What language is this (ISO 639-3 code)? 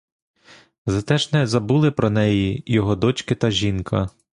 ukr